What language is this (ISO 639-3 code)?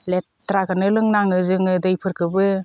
brx